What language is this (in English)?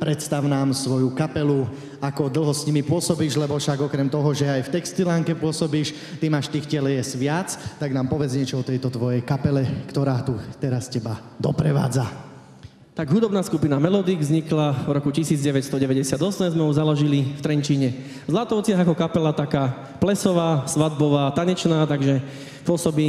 Czech